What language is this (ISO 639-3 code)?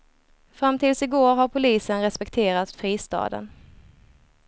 swe